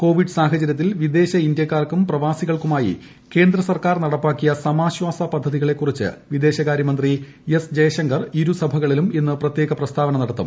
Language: Malayalam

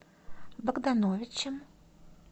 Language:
Russian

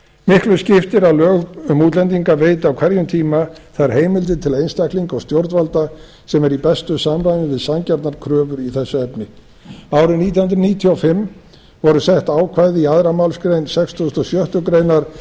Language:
Icelandic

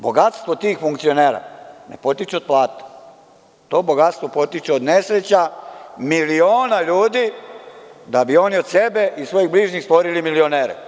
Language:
Serbian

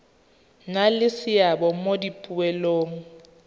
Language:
Tswana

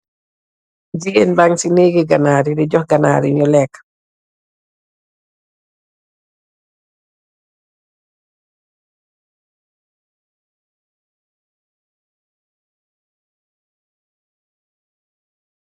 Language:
Wolof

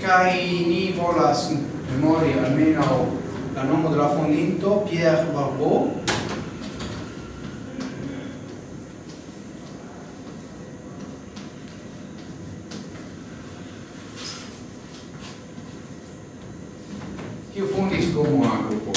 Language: Italian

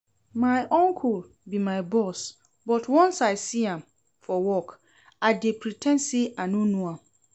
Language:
Nigerian Pidgin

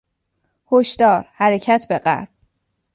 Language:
Persian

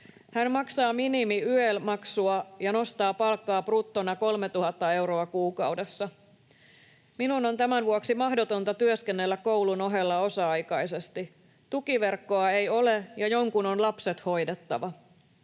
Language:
Finnish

